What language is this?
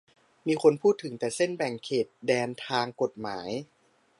Thai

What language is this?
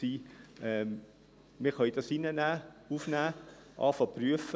Swiss German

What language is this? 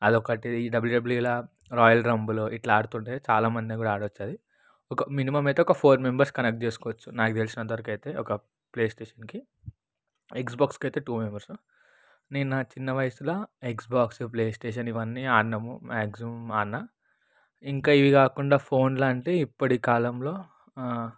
Telugu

